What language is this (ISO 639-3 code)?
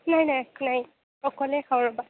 asm